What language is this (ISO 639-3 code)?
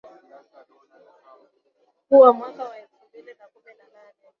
swa